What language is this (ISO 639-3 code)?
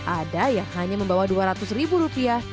ind